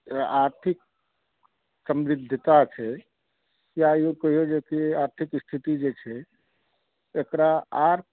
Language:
Maithili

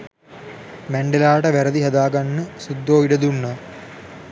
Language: Sinhala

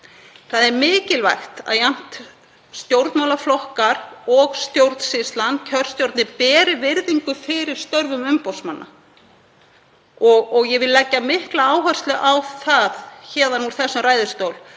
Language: Icelandic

